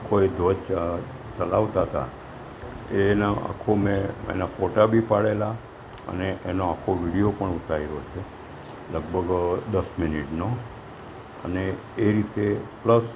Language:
Gujarati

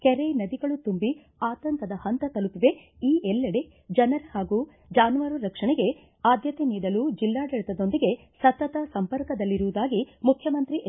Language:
Kannada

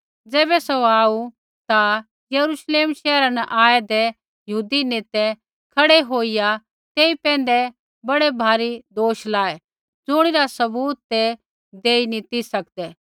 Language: Kullu Pahari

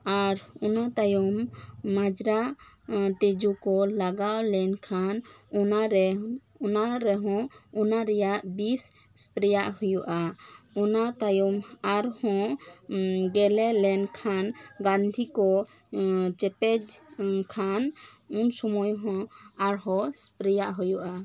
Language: Santali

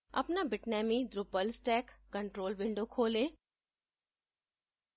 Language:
Hindi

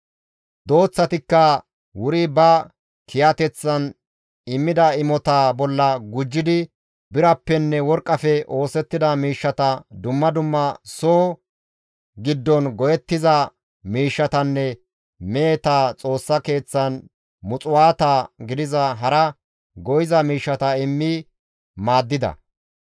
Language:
Gamo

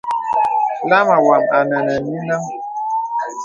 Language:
Bebele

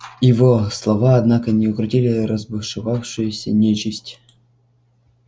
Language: Russian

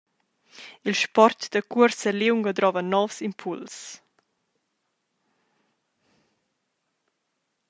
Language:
Romansh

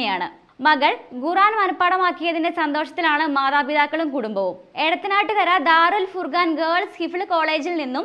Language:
Malayalam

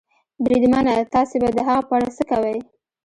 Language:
Pashto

